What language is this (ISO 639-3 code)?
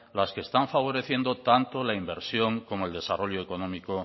spa